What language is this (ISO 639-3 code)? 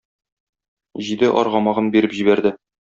tat